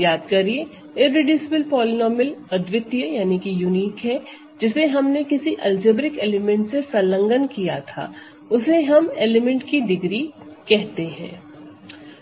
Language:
Hindi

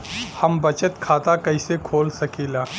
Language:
Bhojpuri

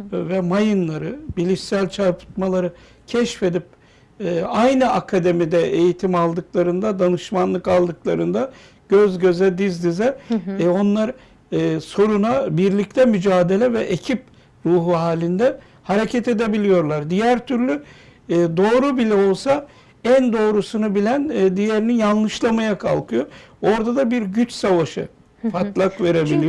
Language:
Turkish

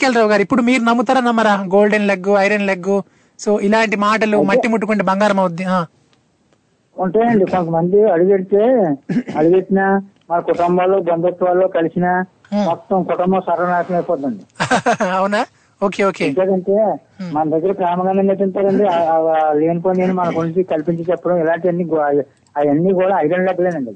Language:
Telugu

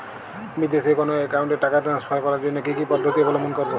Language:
Bangla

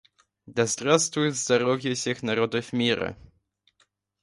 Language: Russian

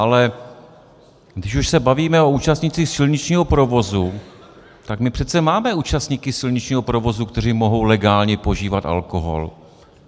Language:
Czech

